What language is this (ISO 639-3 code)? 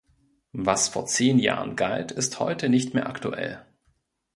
deu